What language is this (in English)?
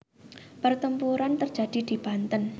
Javanese